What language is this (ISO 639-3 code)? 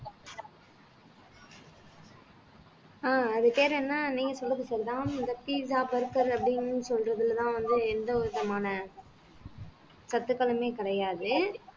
tam